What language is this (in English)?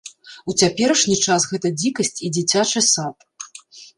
Belarusian